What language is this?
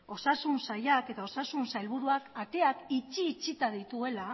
Basque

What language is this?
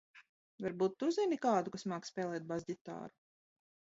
Latvian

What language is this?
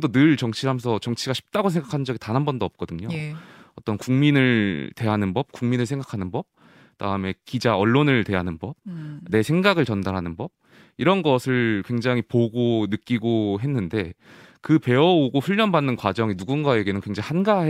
Korean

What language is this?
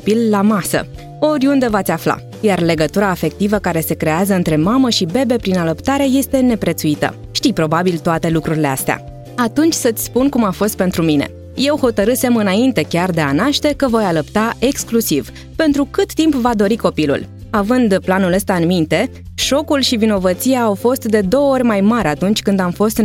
Romanian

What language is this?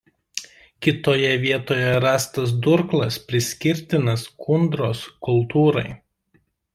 Lithuanian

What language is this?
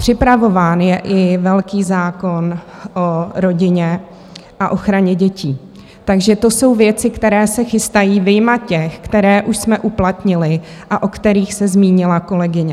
Czech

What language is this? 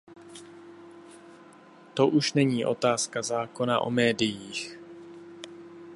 Czech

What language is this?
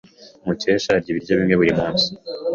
Kinyarwanda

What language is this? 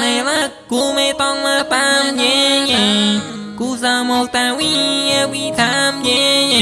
Thai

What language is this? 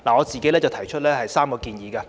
Cantonese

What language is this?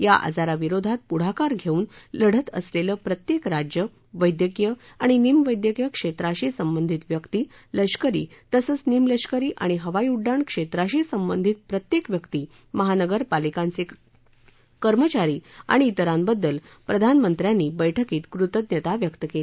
Marathi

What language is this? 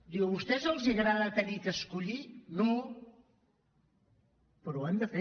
Catalan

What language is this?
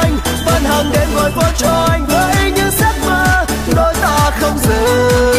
Vietnamese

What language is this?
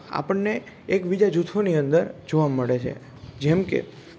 Gujarati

